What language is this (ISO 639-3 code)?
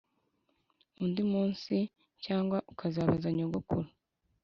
kin